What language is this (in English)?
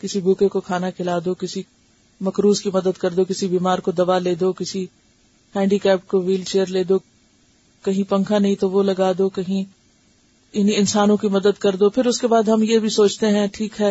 Urdu